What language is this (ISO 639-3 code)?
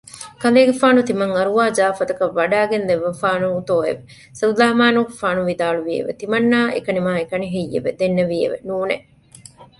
div